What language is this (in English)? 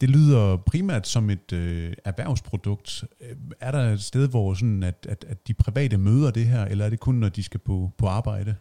Danish